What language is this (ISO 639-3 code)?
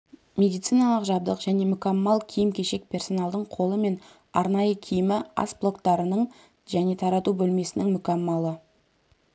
kaz